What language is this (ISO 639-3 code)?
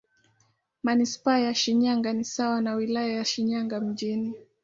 swa